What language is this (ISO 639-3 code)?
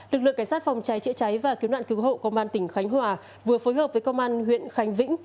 vie